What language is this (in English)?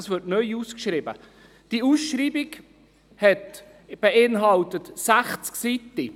Swiss German